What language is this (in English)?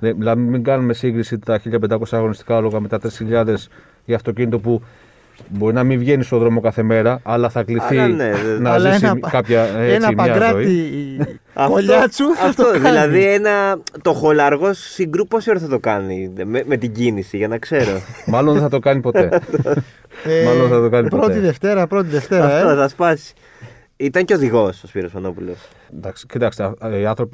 Greek